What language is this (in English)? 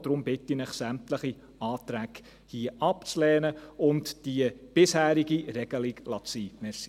Swiss German